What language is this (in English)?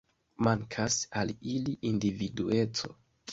Esperanto